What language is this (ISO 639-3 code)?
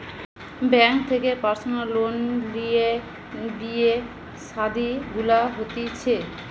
ben